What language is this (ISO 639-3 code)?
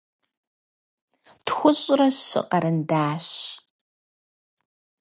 rus